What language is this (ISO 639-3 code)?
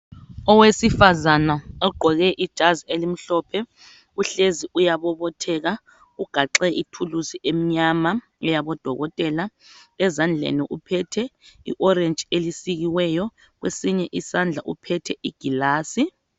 nde